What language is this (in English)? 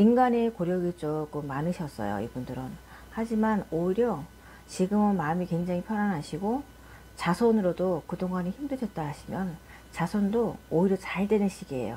Korean